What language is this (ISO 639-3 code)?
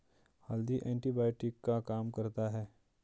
hin